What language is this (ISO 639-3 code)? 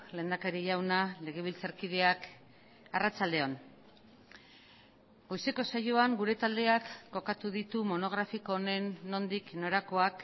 eus